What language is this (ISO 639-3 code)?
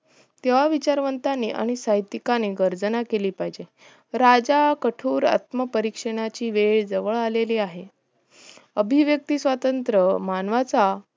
mar